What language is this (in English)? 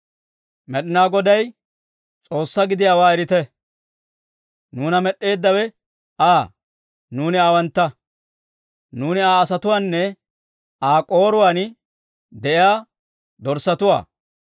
Dawro